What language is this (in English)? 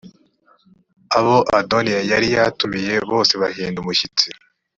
Kinyarwanda